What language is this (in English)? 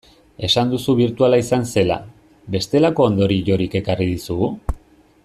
Basque